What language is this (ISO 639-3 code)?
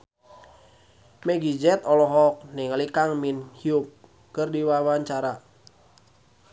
sun